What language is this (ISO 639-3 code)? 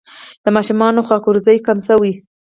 pus